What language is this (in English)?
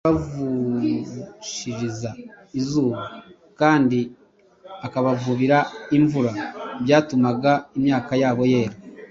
Kinyarwanda